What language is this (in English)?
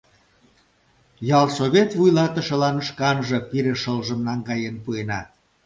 Mari